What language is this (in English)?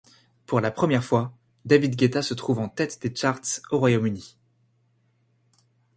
French